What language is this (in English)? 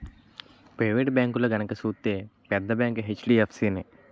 Telugu